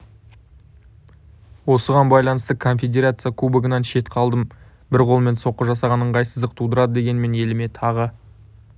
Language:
Kazakh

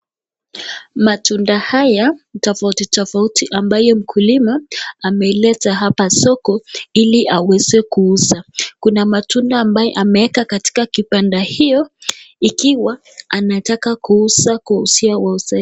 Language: Swahili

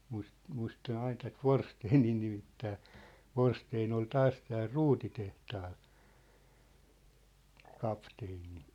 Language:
Finnish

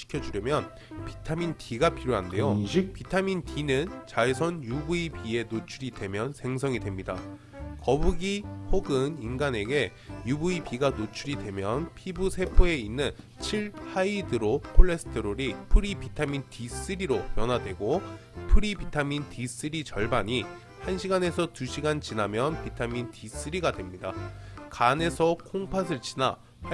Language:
Korean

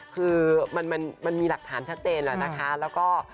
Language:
Thai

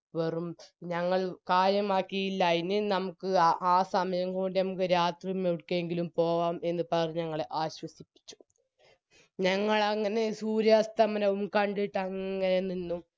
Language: Malayalam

